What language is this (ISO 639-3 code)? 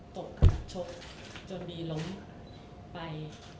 tha